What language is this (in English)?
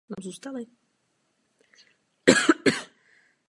Czech